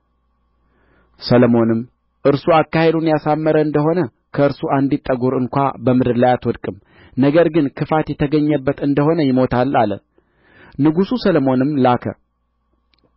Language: Amharic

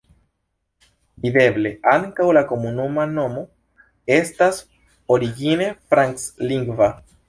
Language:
Esperanto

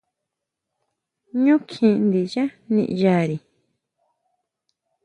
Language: Huautla Mazatec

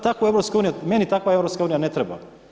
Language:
Croatian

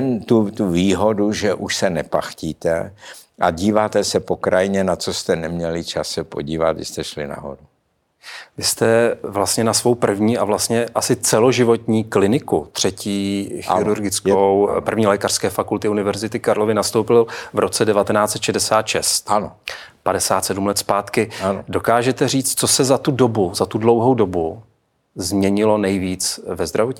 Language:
Czech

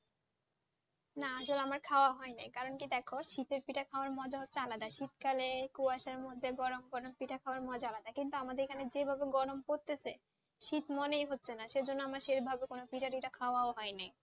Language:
Bangla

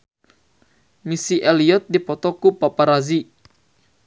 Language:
Sundanese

